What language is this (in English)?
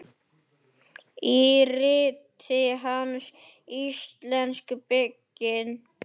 Icelandic